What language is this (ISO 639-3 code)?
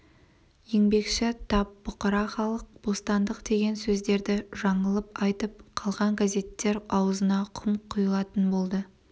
kaz